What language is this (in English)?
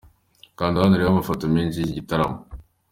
Kinyarwanda